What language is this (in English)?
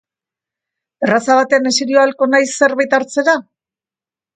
Basque